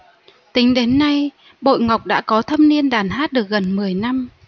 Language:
Vietnamese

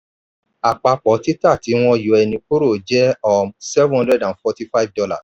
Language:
Yoruba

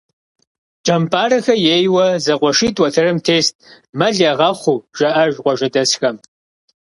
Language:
Kabardian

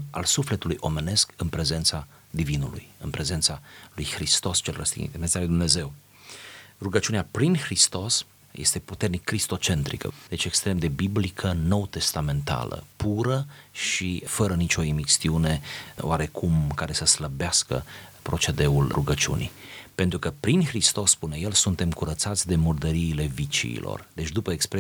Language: Romanian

